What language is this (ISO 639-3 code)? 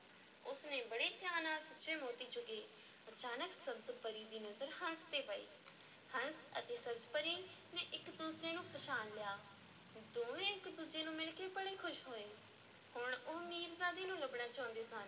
pan